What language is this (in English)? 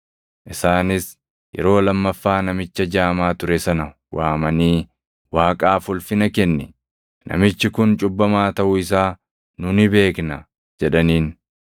Oromo